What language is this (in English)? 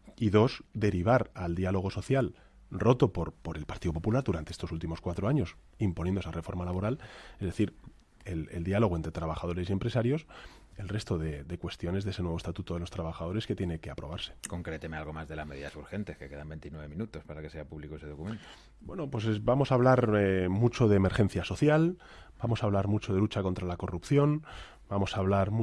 Spanish